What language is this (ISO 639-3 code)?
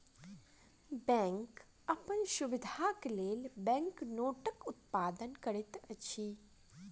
mai